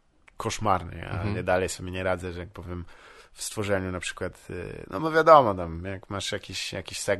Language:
Polish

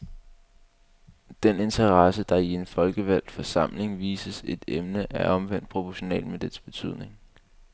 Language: Danish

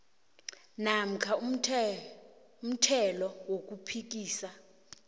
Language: South Ndebele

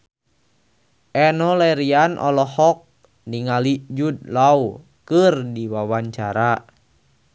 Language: Sundanese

